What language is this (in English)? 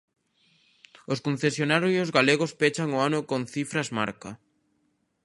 Galician